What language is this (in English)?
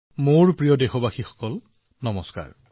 Assamese